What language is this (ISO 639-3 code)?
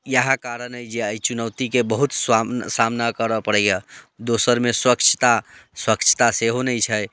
mai